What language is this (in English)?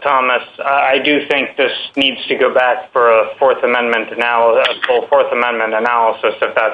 English